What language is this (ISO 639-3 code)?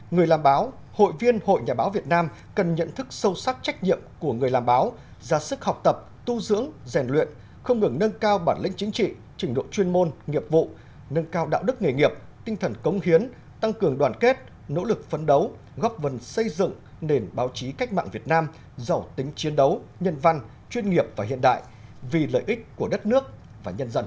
vie